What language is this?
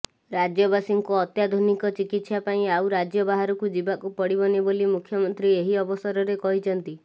Odia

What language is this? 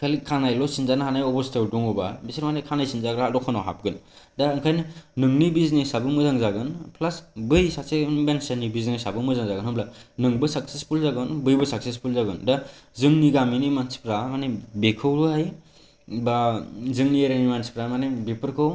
Bodo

